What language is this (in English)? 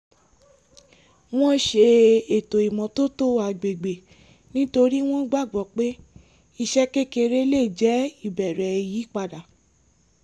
Yoruba